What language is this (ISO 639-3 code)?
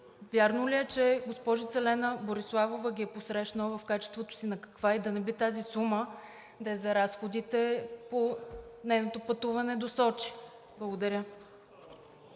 bul